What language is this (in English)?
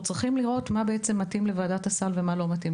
Hebrew